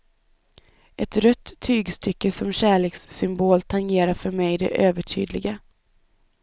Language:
Swedish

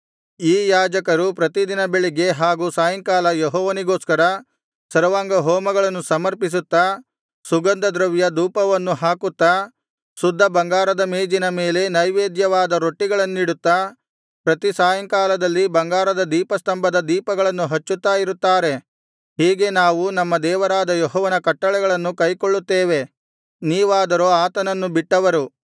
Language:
Kannada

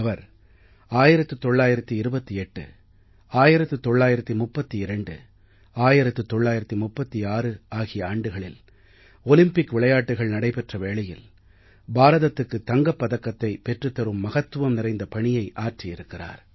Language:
Tamil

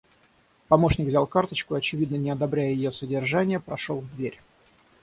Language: Russian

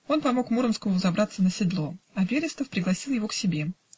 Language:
Russian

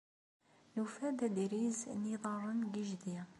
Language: Kabyle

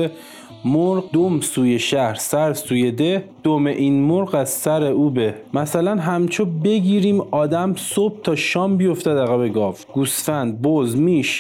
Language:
Persian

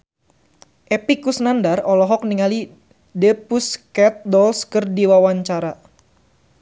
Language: Sundanese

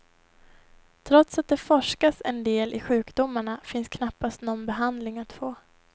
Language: Swedish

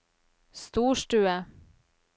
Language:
Norwegian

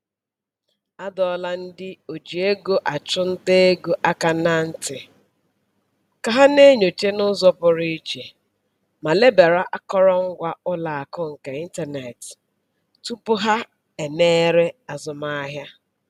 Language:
Igbo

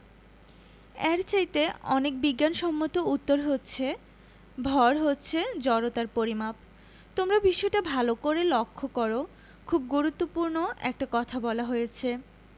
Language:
Bangla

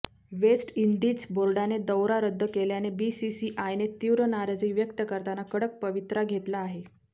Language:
Marathi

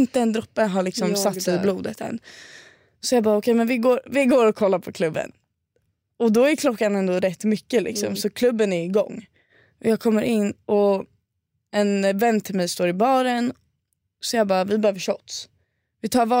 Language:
Swedish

